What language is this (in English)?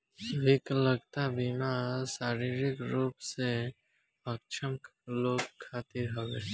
Bhojpuri